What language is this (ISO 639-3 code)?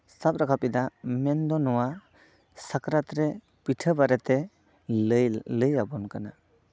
sat